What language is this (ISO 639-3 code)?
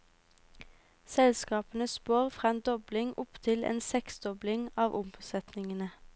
nor